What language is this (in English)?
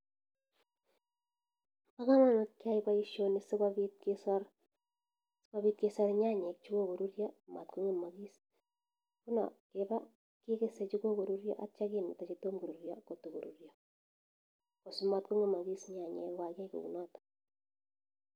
Kalenjin